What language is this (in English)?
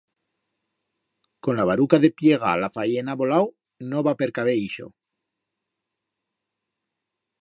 Aragonese